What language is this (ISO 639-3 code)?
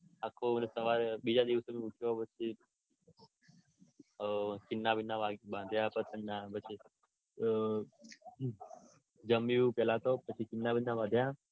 guj